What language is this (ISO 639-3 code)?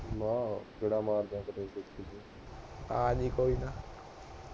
pan